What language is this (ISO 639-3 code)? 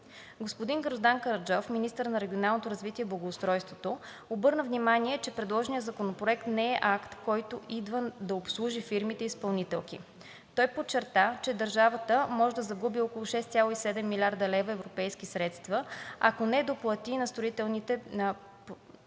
bul